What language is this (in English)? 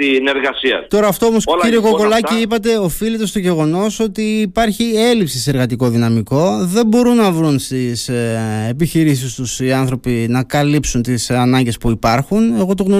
Greek